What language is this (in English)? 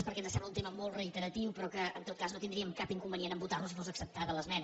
Catalan